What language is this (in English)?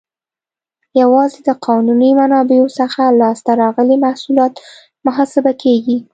Pashto